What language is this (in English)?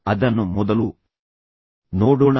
Kannada